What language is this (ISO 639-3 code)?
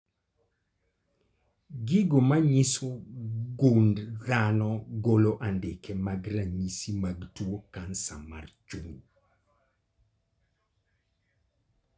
luo